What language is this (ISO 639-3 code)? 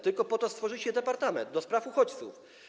pol